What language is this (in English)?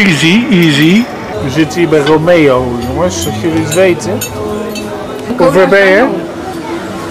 Dutch